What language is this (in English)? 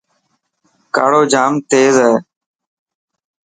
Dhatki